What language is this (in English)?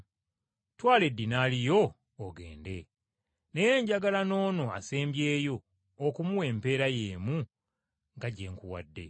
Ganda